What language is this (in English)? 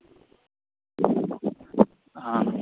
Maithili